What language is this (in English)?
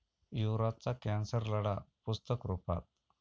Marathi